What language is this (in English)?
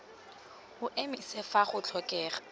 Tswana